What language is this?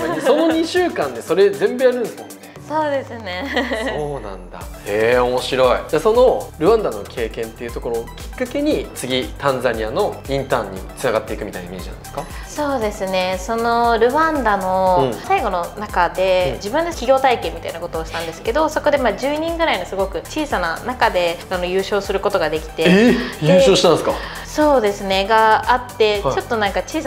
Japanese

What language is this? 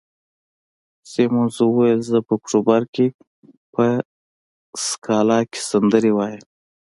Pashto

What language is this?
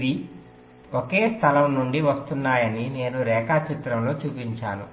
Telugu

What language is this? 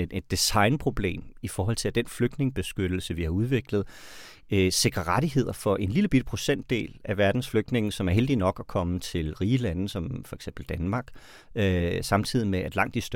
Danish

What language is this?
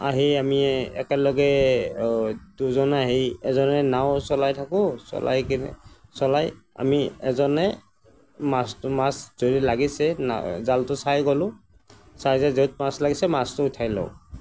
Assamese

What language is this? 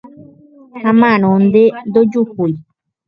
Guarani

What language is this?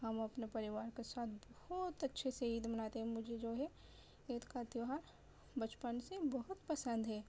Urdu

